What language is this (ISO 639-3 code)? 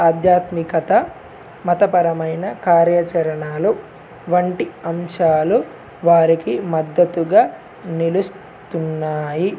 tel